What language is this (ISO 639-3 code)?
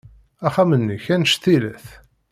kab